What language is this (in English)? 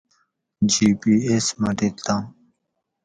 Gawri